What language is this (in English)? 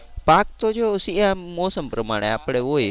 Gujarati